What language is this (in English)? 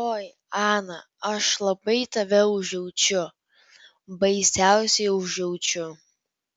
Lithuanian